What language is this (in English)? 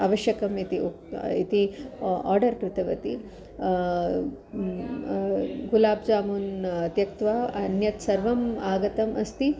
Sanskrit